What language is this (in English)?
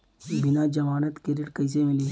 Bhojpuri